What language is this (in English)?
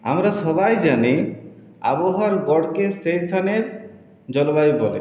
Bangla